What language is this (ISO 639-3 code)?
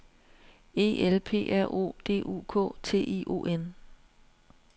dan